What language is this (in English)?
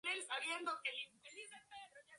Spanish